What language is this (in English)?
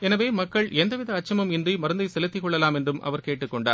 Tamil